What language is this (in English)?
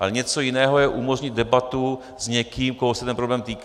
Czech